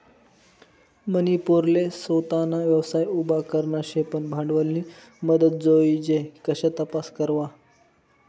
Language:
Marathi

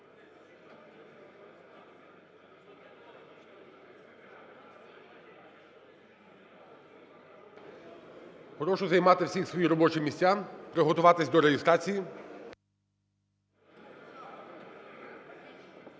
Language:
Ukrainian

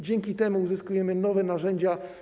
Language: Polish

